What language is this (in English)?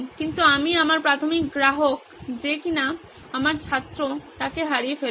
Bangla